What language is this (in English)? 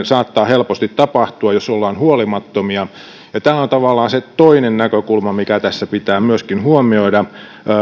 Finnish